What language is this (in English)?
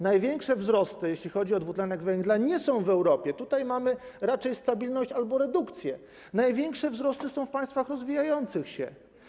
Polish